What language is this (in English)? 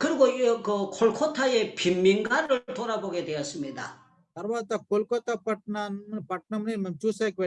Korean